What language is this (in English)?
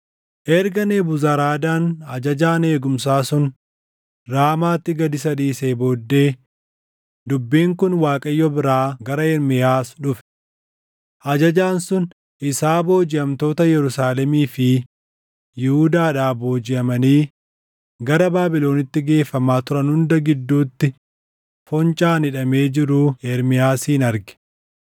Oromo